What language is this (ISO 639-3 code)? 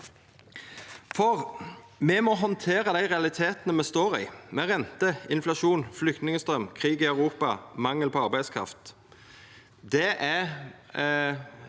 nor